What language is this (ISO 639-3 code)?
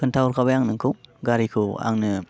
brx